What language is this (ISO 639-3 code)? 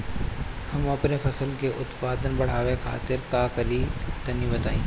bho